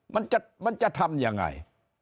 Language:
Thai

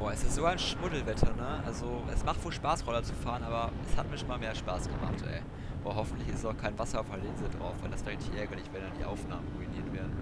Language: German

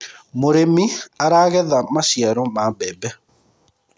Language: Kikuyu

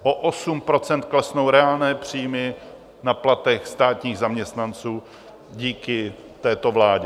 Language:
Czech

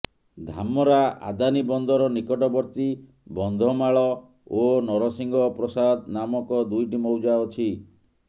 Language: Odia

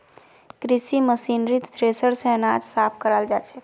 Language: Magahi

